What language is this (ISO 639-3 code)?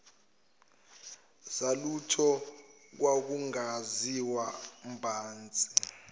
zul